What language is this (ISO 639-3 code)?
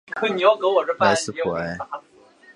zho